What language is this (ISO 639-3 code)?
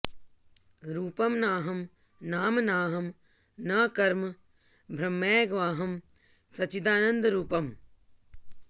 san